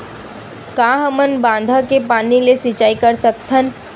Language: Chhattisgarhi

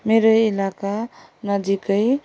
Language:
Nepali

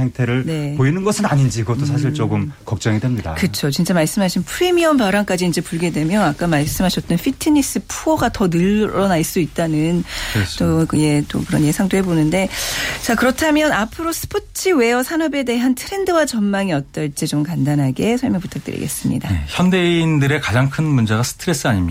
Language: Korean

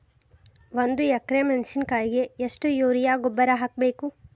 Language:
Kannada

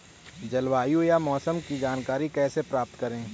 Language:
Hindi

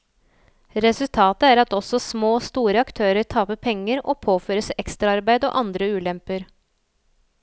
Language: Norwegian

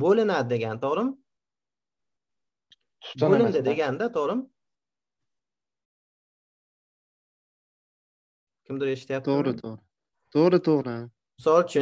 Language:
Turkish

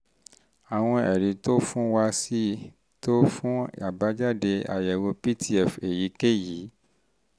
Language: Yoruba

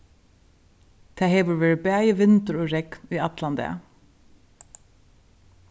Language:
Faroese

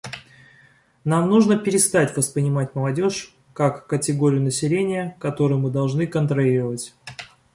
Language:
Russian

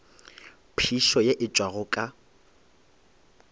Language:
Northern Sotho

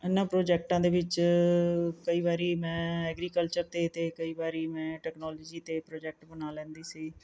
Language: Punjabi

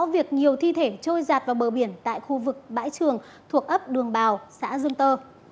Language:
Vietnamese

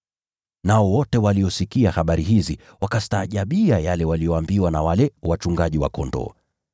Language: Swahili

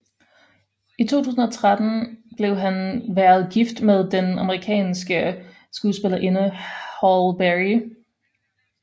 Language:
Danish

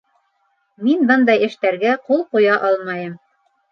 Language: Bashkir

